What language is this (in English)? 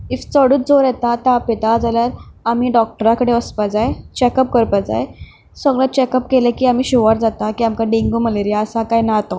Konkani